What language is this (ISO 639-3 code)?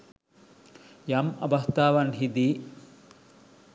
sin